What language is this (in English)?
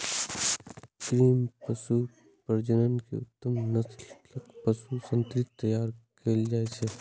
Maithili